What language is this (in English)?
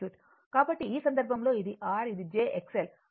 Telugu